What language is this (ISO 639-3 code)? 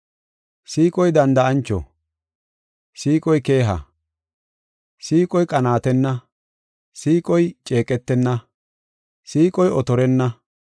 gof